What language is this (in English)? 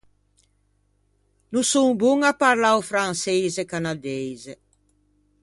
Ligurian